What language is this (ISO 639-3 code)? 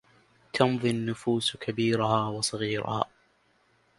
ara